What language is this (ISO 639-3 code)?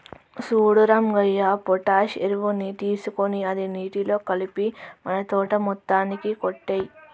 tel